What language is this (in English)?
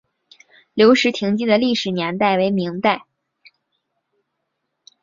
Chinese